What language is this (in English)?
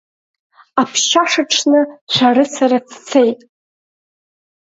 Abkhazian